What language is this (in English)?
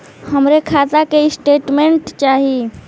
Bhojpuri